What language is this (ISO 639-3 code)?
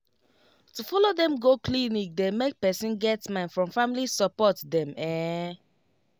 pcm